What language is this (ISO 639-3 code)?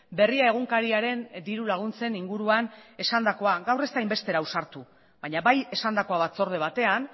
eus